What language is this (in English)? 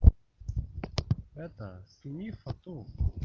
Russian